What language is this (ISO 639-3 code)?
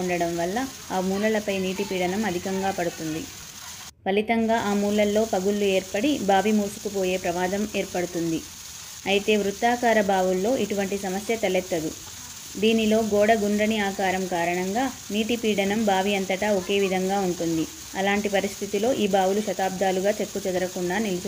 tel